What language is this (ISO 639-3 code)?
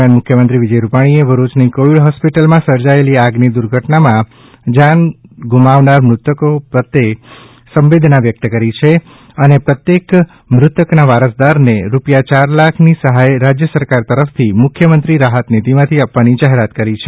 guj